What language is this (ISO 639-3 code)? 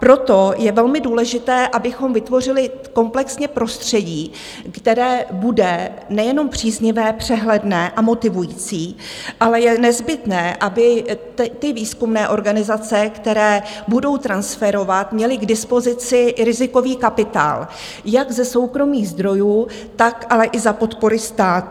ces